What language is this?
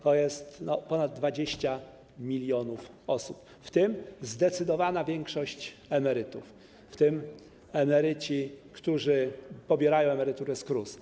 Polish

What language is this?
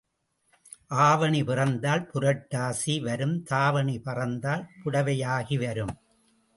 Tamil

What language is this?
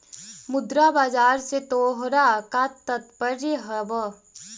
Magahi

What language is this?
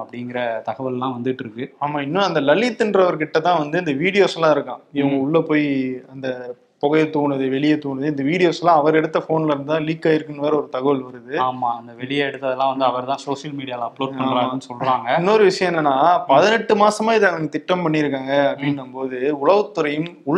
Tamil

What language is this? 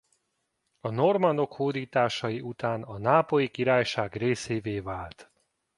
Hungarian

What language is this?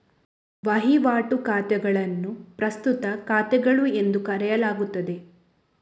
Kannada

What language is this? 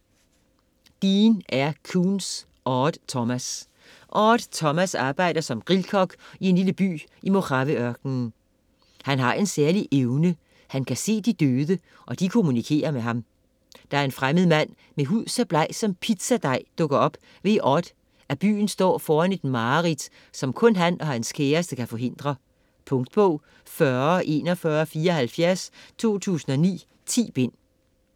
Danish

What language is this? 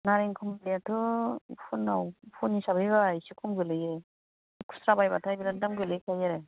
Bodo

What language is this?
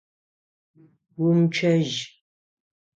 Adyghe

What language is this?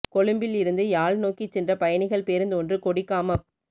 Tamil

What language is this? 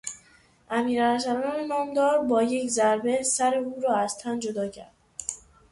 Persian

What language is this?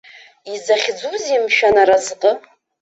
Abkhazian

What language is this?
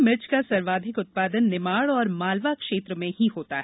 Hindi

